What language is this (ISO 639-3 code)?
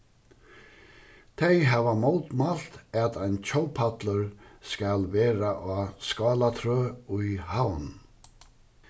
fao